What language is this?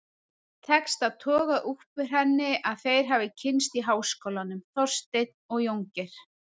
Icelandic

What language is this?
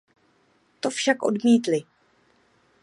Czech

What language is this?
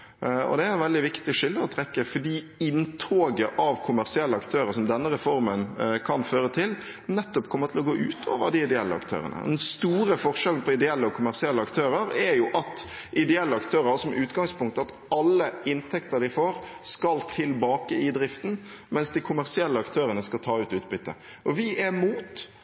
Norwegian Bokmål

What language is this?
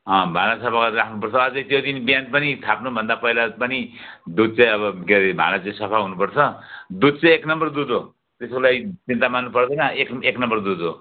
Nepali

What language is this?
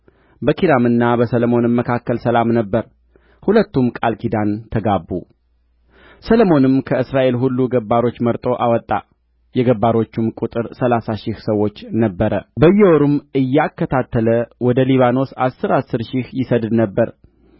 Amharic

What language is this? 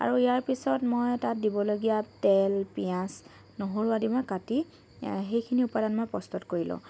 Assamese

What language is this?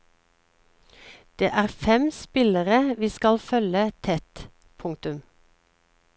Norwegian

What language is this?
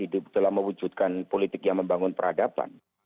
Indonesian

